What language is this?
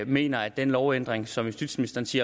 Danish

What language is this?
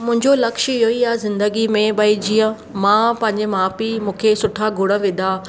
Sindhi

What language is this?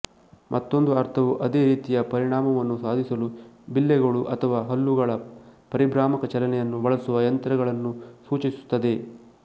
Kannada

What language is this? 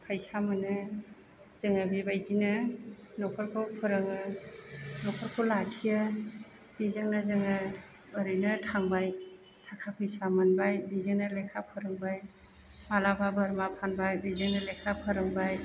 Bodo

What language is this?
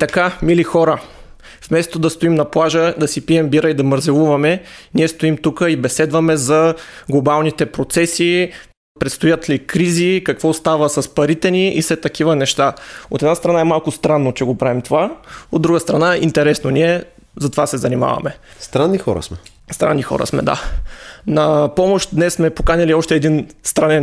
Bulgarian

